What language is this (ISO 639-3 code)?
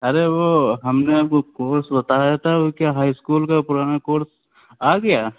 urd